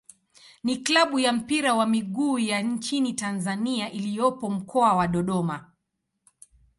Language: Swahili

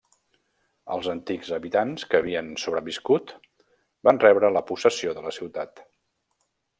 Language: Catalan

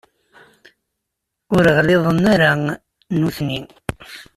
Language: Kabyle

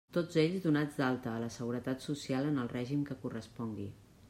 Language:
Catalan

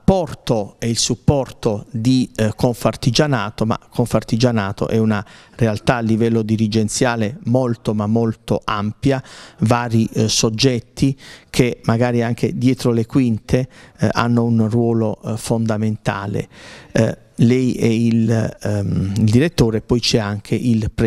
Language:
Italian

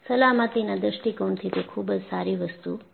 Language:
Gujarati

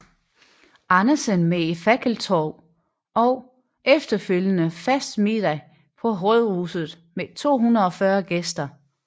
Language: Danish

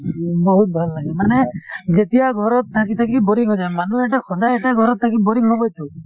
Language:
Assamese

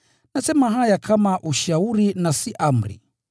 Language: Swahili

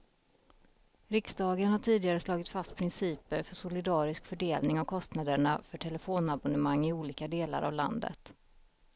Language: Swedish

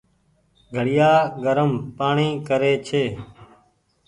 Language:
Goaria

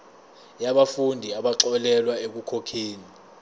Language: Zulu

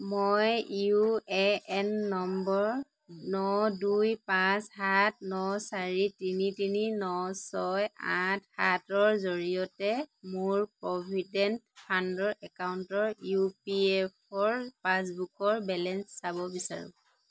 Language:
Assamese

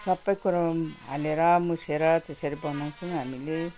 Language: Nepali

